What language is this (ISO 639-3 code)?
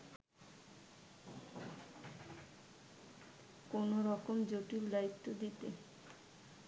ben